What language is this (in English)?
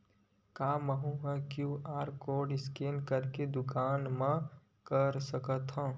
Chhattisgarhi